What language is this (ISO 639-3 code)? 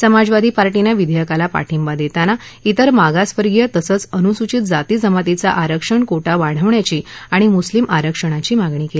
mar